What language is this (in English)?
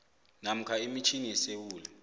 South Ndebele